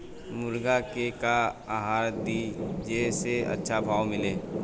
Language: Bhojpuri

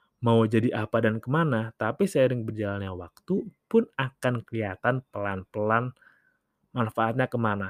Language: Indonesian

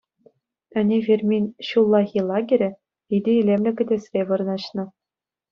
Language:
Chuvash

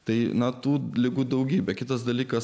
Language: Lithuanian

